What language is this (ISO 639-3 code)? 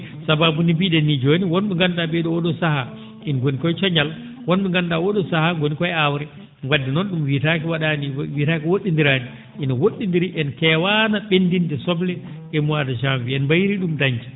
ful